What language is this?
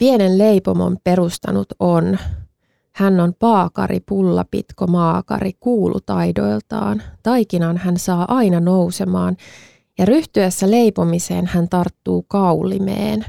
Finnish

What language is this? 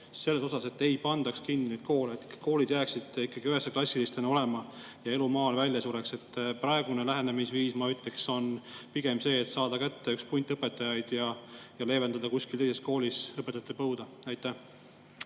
Estonian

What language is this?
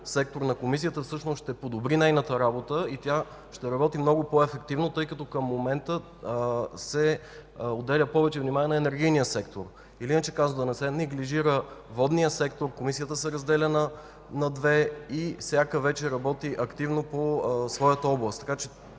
Bulgarian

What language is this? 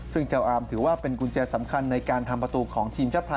Thai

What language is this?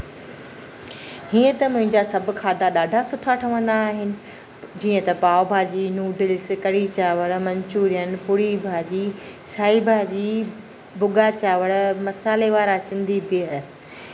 Sindhi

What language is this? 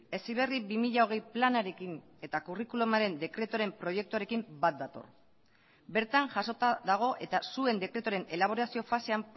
Basque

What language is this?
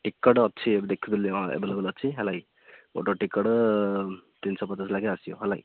Odia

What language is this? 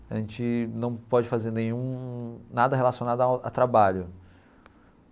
Portuguese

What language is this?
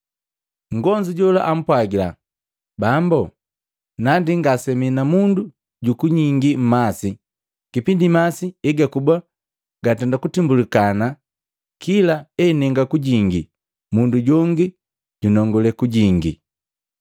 Matengo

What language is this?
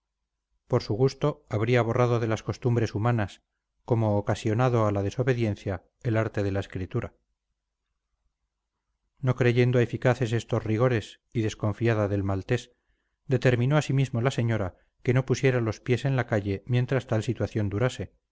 Spanish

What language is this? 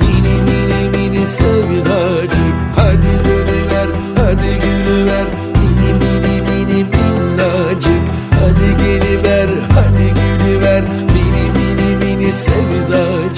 Turkish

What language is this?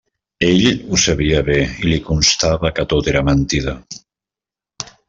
Catalan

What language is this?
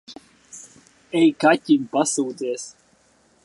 Latvian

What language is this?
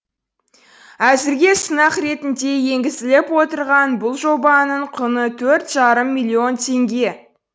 Kazakh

